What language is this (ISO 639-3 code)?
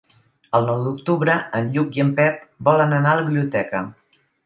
cat